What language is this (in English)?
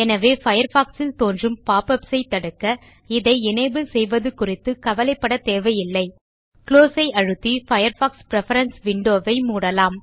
Tamil